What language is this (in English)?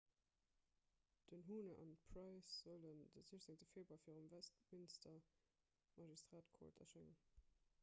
Luxembourgish